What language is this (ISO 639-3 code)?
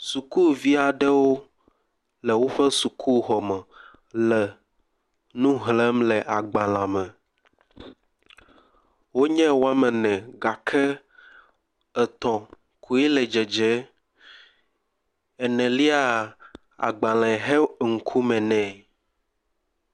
ewe